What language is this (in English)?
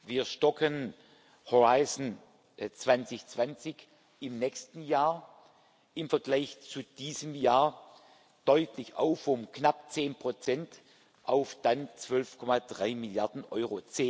German